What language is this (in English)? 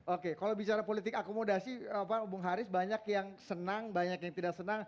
Indonesian